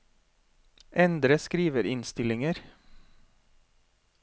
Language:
Norwegian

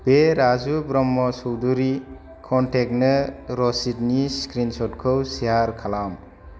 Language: Bodo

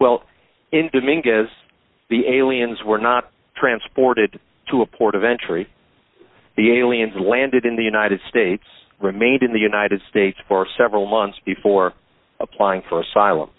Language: English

